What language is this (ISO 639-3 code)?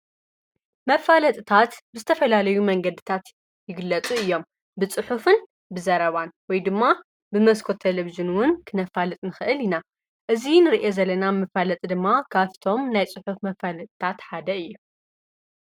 tir